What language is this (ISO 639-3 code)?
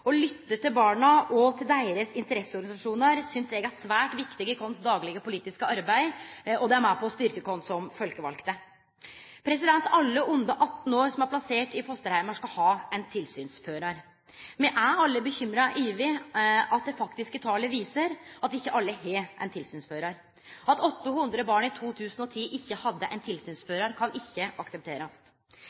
nno